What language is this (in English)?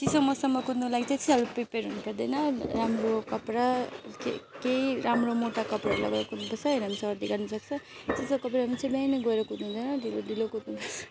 Nepali